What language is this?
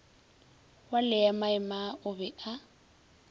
Northern Sotho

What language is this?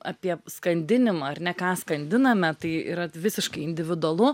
Lithuanian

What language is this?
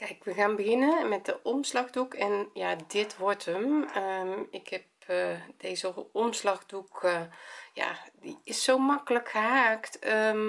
Dutch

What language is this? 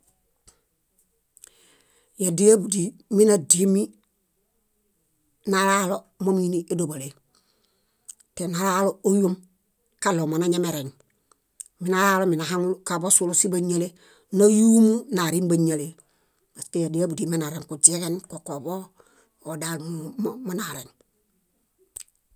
Bayot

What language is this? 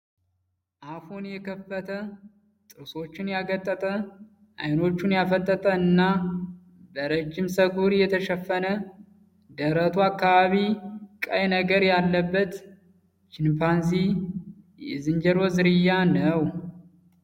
Amharic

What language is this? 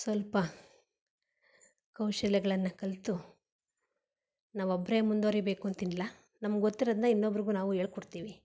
Kannada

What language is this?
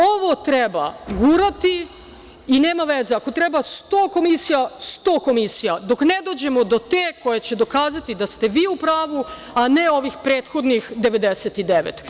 Serbian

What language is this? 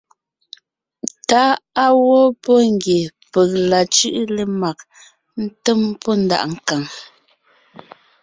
Ngiemboon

